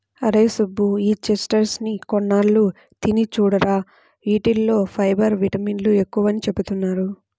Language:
Telugu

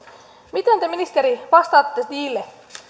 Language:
Finnish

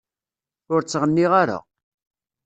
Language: Kabyle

